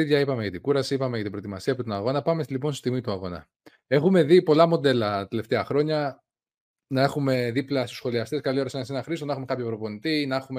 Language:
Greek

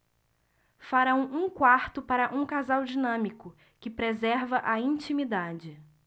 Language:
Portuguese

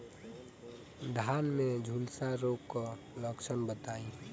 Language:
Bhojpuri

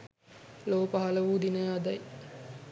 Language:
Sinhala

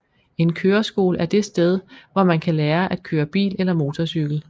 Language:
Danish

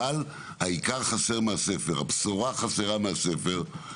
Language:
Hebrew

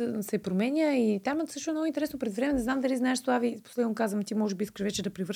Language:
Bulgarian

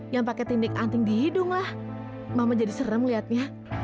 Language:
Indonesian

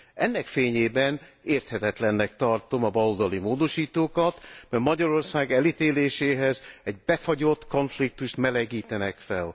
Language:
Hungarian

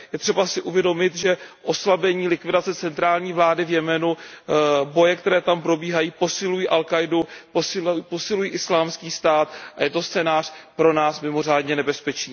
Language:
Czech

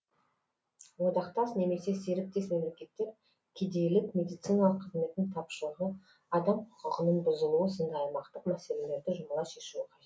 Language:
Kazakh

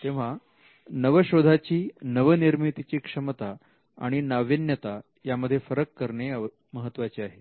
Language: Marathi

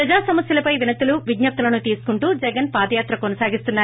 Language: Telugu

